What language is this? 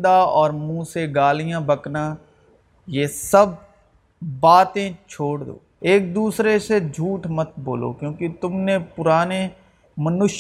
Urdu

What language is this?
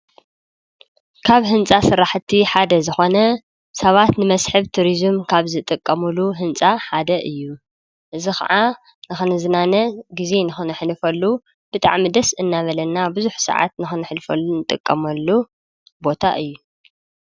Tigrinya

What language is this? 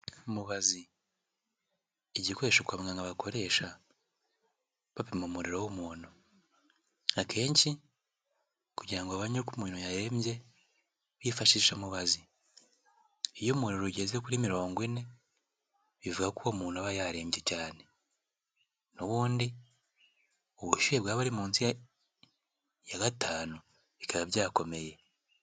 Kinyarwanda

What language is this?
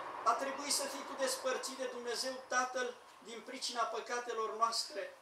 Romanian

